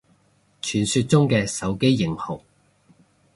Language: Cantonese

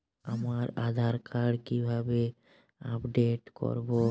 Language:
Bangla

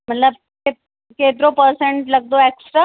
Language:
Sindhi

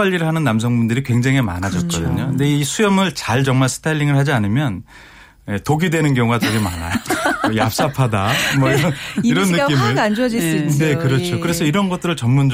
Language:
Korean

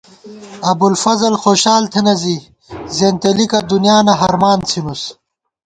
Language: Gawar-Bati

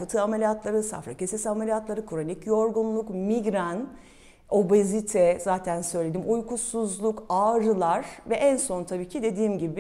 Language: Turkish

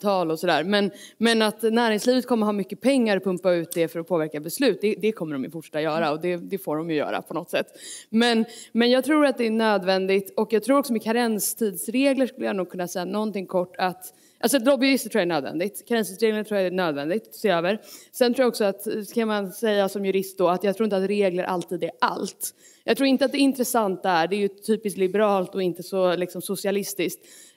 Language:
Swedish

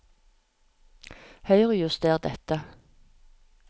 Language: Norwegian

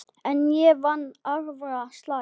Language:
Icelandic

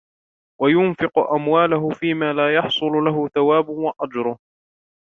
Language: Arabic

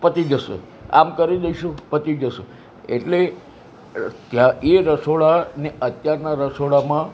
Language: Gujarati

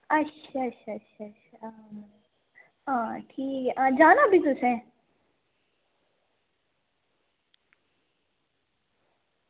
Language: Dogri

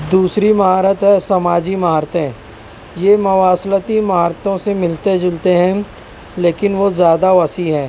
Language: Urdu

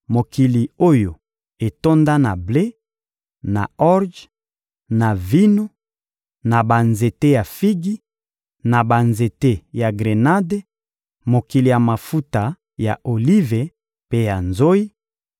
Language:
Lingala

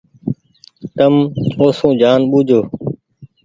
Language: Goaria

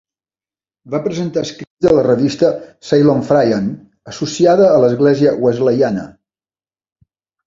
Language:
Catalan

